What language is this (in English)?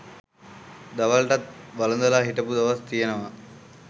Sinhala